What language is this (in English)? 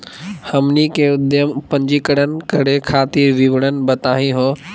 Magahi